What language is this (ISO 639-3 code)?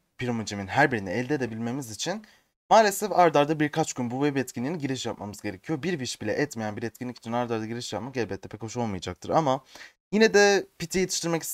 tur